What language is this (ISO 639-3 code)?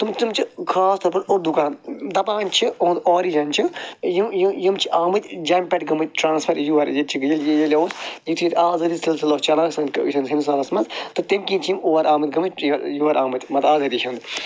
kas